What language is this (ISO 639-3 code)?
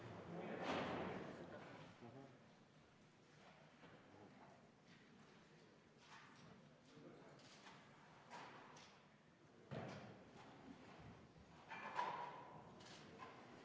est